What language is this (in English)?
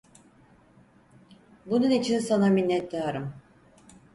Turkish